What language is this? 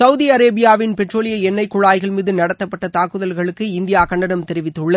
Tamil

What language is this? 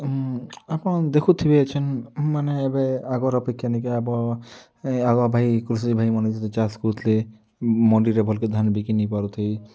Odia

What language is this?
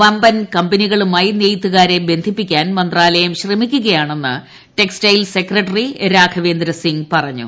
Malayalam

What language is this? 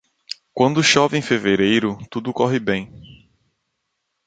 Portuguese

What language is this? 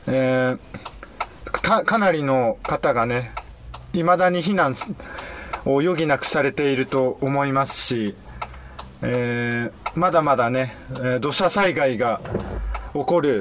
Japanese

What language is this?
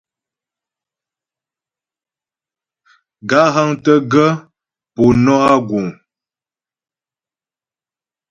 Ghomala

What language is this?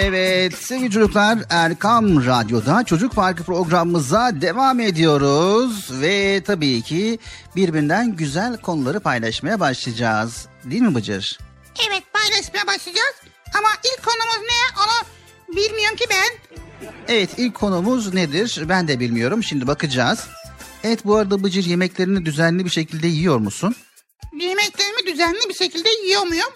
Turkish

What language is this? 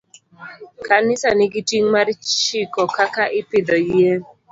Luo (Kenya and Tanzania)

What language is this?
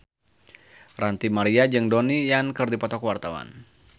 Sundanese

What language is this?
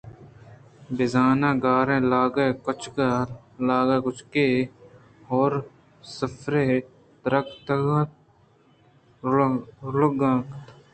Eastern Balochi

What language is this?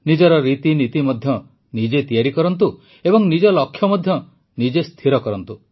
Odia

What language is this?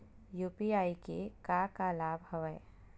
Chhattisgarhi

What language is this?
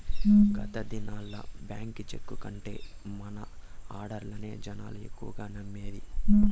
Telugu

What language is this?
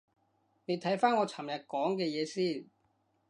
Cantonese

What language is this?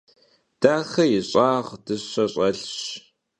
Kabardian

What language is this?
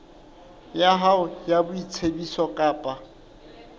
Southern Sotho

